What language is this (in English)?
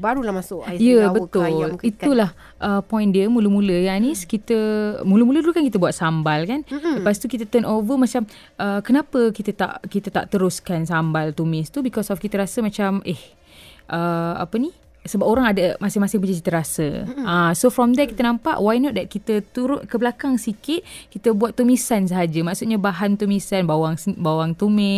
Malay